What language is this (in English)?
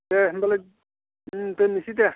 Bodo